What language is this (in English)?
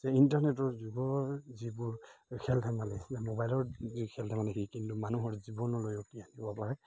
Assamese